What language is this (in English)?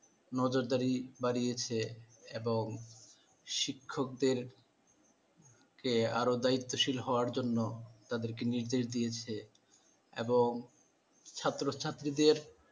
Bangla